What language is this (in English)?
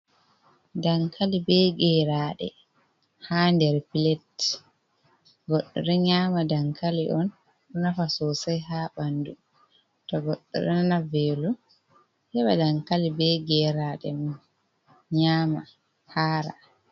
Fula